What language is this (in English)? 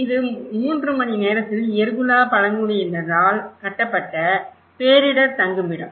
Tamil